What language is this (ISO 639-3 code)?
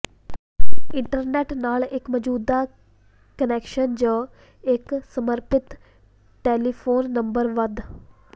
pan